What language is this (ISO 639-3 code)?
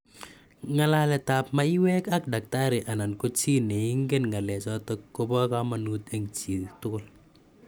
kln